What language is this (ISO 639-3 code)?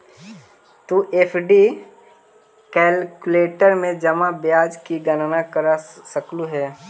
mag